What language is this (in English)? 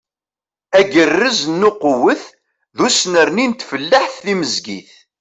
Kabyle